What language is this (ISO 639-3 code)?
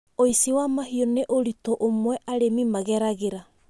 kik